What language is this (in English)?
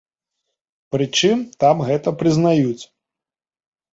Belarusian